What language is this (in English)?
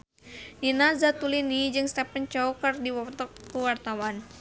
Sundanese